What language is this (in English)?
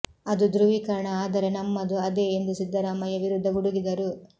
Kannada